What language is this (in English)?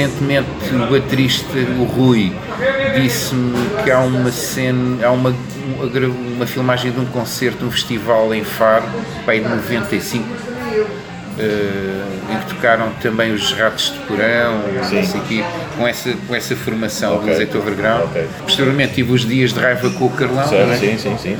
Portuguese